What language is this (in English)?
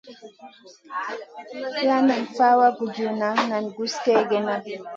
Masana